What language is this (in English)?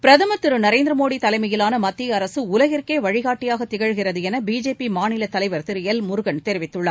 Tamil